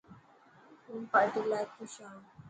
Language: Dhatki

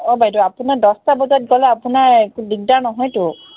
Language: Assamese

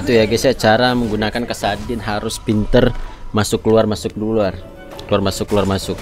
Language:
Indonesian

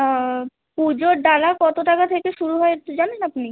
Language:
Bangla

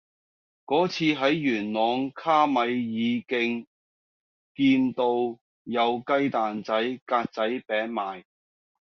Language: Cantonese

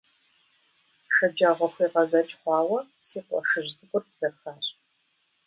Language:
Kabardian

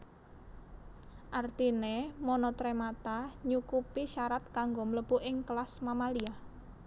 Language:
Javanese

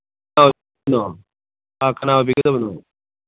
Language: Manipuri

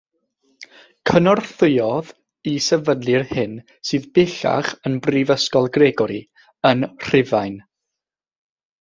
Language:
Welsh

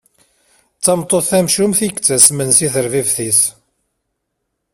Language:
Kabyle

